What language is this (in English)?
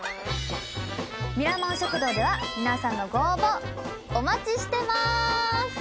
Japanese